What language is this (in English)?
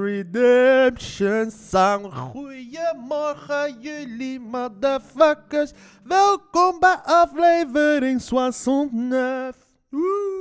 Dutch